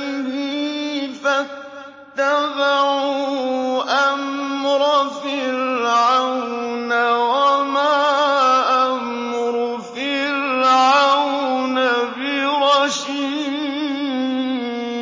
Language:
Arabic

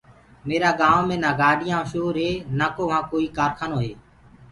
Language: Gurgula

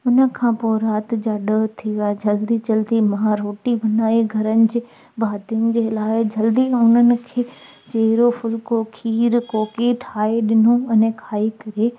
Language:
Sindhi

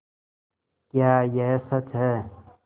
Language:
Hindi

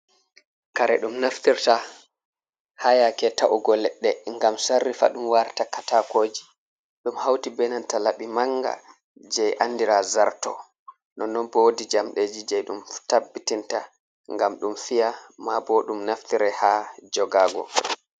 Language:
Fula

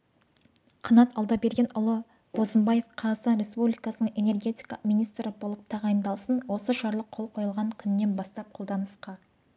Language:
Kazakh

